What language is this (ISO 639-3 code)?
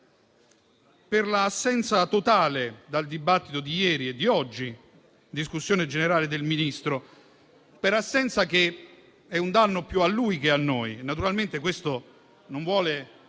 ita